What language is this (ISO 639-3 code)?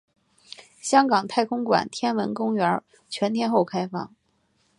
zho